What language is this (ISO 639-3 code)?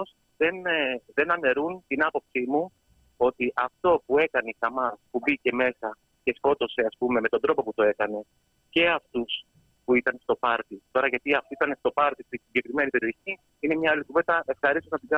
ell